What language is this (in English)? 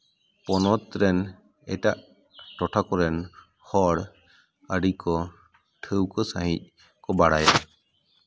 Santali